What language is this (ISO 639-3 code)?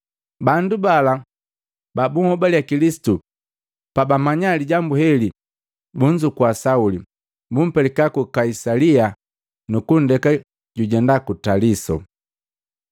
mgv